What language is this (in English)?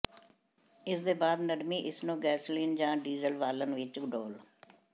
Punjabi